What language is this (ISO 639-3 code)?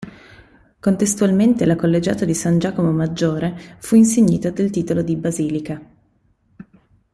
ita